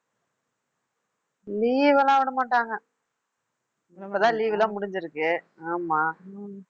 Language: Tamil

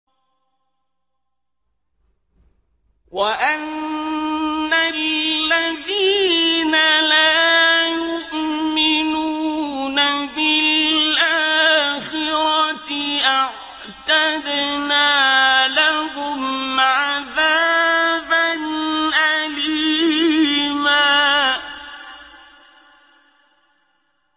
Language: Arabic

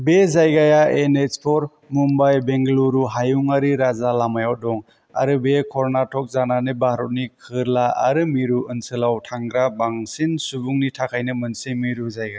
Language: Bodo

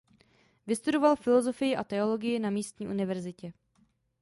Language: Czech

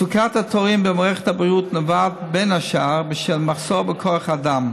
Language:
Hebrew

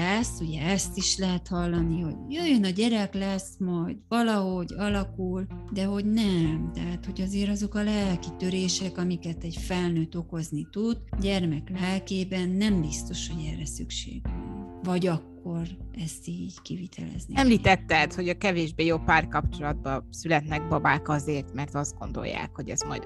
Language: Hungarian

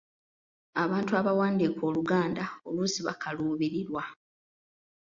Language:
Ganda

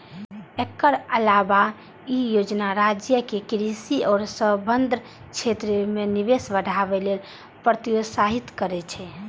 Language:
Maithili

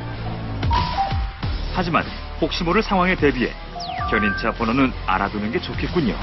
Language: Korean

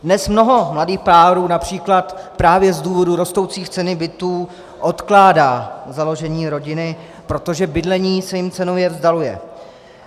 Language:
Czech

